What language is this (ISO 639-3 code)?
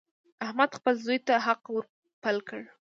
pus